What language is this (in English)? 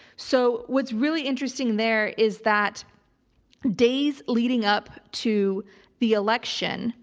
English